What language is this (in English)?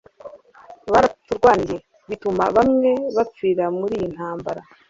Kinyarwanda